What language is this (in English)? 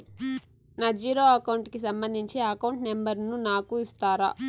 Telugu